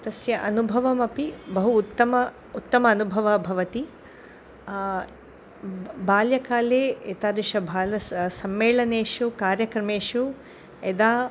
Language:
Sanskrit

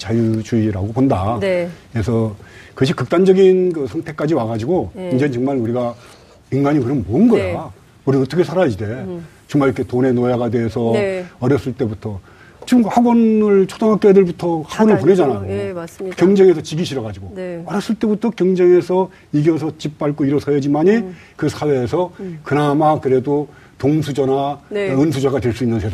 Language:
Korean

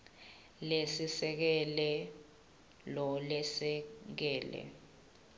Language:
Swati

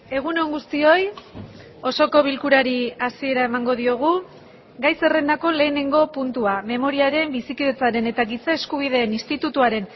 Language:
Basque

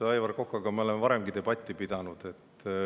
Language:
Estonian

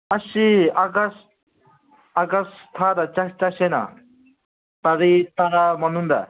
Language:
Manipuri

